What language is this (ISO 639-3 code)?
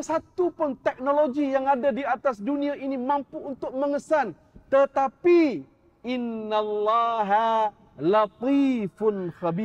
msa